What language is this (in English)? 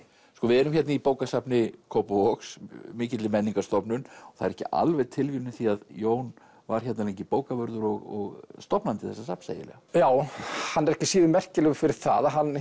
Icelandic